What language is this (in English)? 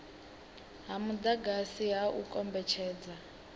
Venda